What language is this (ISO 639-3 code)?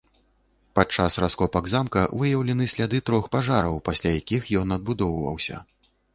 bel